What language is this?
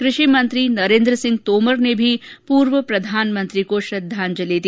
Hindi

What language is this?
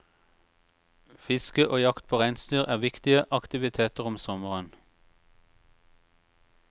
Norwegian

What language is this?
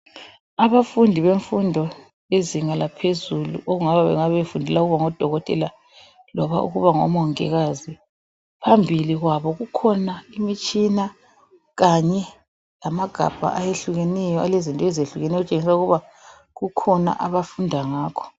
North Ndebele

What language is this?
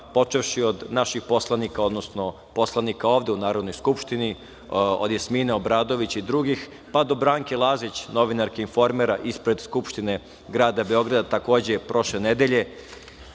Serbian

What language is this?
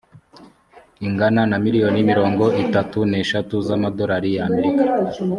Kinyarwanda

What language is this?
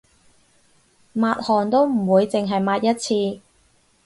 Cantonese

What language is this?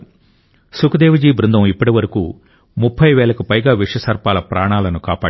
Telugu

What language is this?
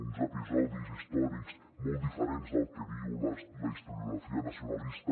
Catalan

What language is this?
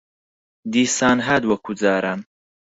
Central Kurdish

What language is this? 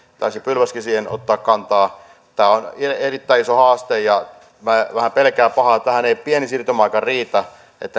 Finnish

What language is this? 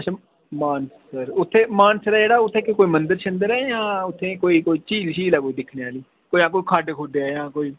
Dogri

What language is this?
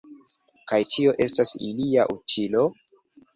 Esperanto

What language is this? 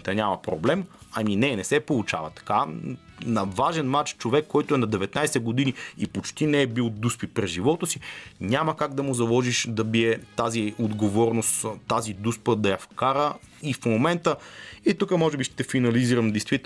Bulgarian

